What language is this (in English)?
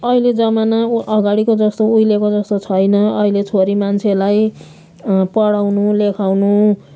Nepali